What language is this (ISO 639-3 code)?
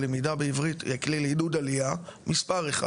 heb